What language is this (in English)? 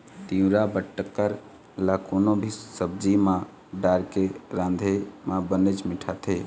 Chhattisgarhi